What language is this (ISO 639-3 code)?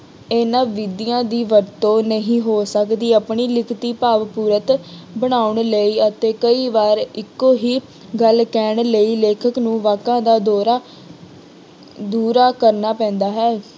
pan